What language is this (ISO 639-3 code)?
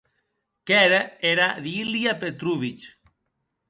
oci